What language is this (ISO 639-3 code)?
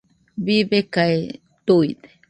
hux